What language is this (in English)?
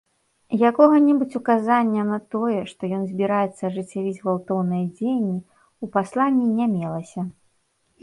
Belarusian